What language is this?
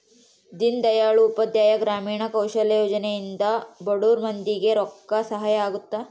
Kannada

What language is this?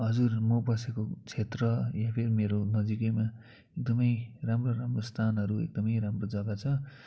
Nepali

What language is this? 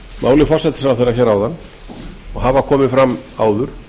Icelandic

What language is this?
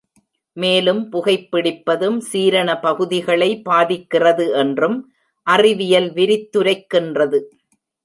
Tamil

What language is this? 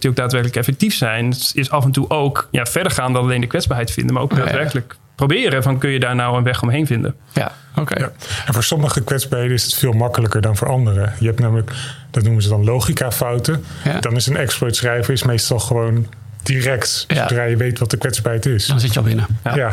Dutch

